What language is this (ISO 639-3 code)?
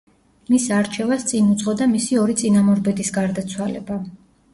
kat